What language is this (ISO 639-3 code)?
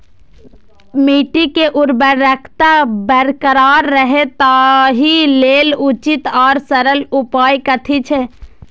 mai